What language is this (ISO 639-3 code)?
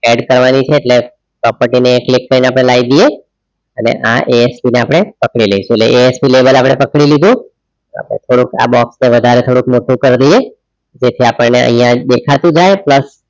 guj